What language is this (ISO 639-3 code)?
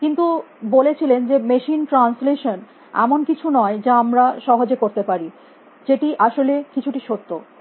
ben